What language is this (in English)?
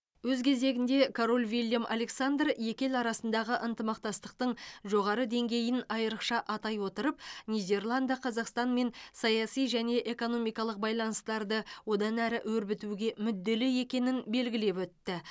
Kazakh